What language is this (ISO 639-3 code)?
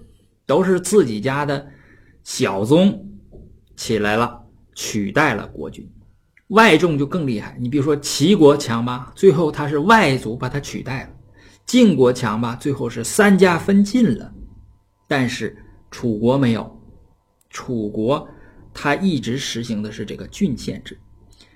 zho